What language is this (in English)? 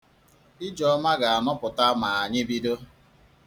Igbo